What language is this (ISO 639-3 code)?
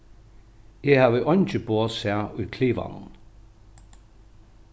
fao